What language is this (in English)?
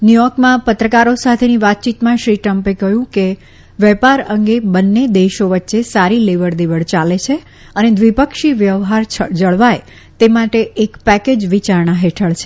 Gujarati